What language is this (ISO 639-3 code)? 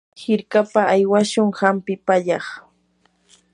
qur